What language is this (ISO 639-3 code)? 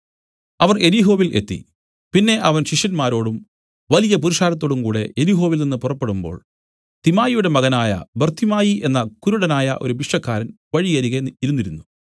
mal